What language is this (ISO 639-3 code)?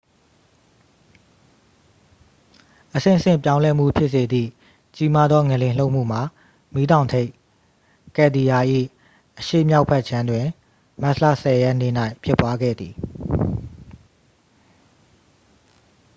mya